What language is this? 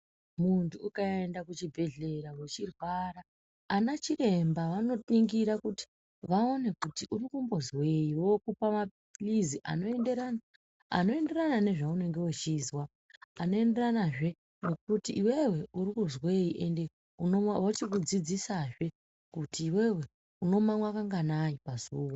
Ndau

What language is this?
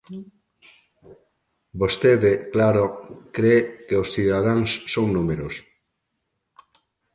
Galician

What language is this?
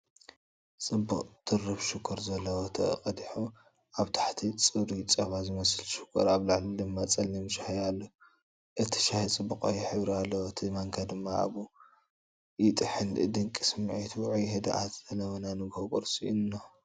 Tigrinya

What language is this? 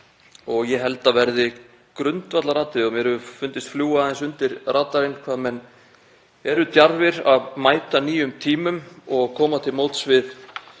Icelandic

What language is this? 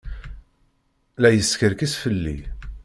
Kabyle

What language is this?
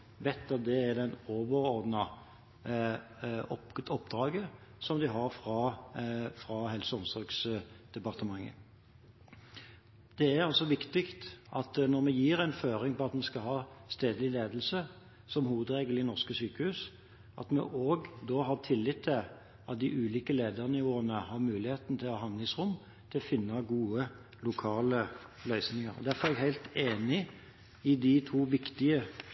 Norwegian Bokmål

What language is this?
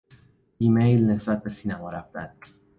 Persian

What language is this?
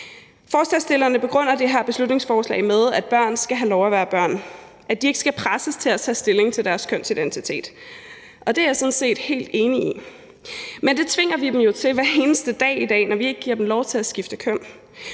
Danish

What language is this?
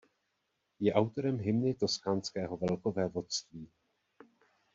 Czech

